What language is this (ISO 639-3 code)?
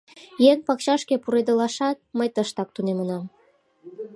chm